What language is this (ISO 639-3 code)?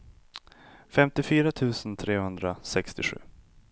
swe